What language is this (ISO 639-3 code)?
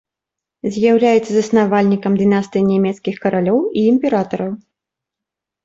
bel